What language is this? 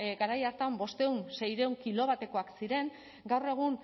Basque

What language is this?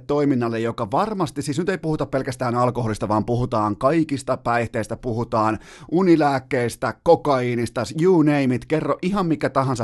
Finnish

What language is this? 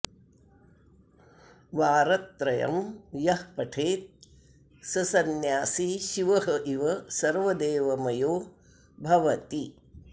Sanskrit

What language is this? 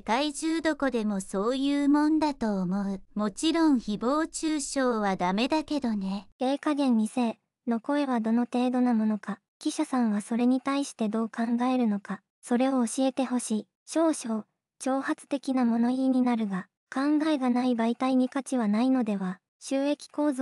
Japanese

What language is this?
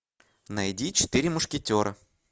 Russian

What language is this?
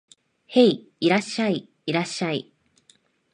Japanese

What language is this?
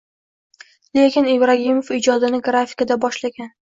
Uzbek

